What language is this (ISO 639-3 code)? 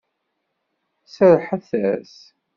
kab